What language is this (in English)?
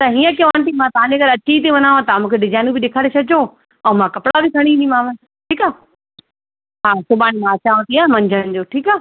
Sindhi